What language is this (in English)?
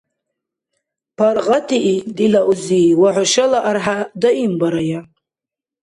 Dargwa